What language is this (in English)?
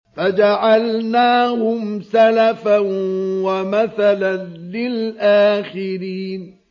Arabic